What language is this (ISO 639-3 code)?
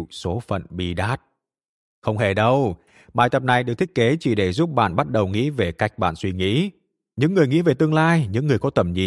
vie